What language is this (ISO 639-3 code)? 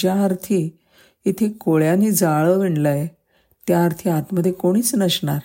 mar